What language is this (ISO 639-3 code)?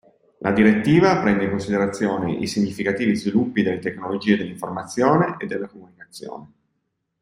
ita